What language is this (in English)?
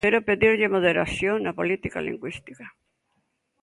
Galician